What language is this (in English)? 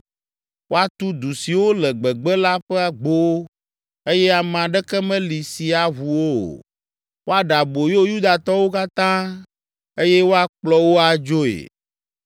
Ewe